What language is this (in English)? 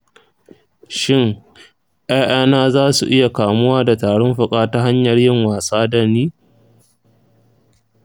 Hausa